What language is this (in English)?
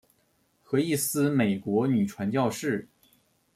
Chinese